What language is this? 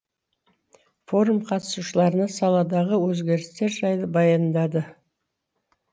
Kazakh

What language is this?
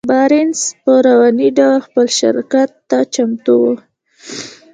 Pashto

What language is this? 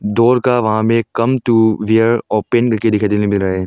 Hindi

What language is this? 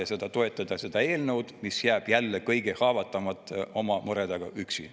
Estonian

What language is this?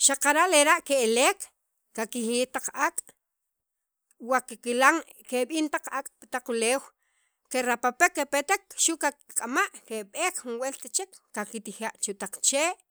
Sacapulteco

